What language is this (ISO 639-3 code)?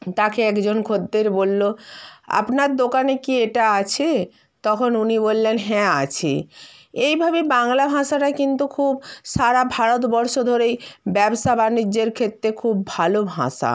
ben